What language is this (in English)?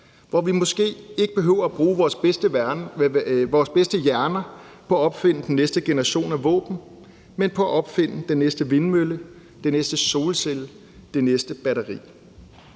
Danish